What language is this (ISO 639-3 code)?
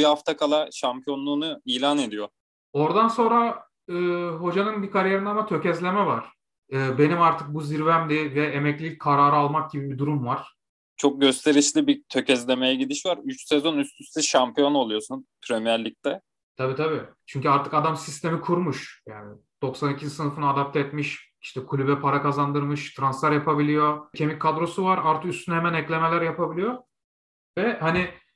tur